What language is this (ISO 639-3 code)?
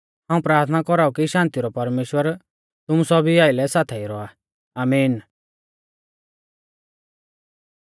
bfz